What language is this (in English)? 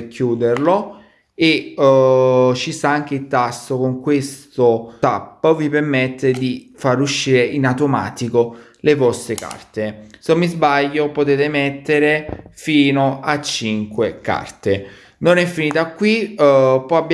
Italian